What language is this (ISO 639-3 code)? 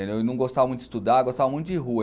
por